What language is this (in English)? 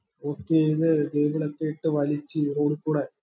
Malayalam